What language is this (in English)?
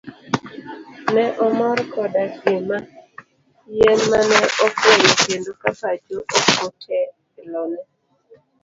Luo (Kenya and Tanzania)